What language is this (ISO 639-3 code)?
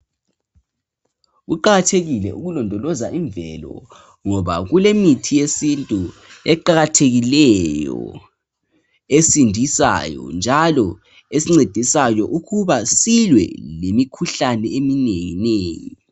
nde